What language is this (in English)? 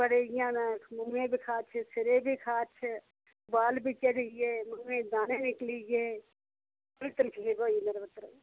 Dogri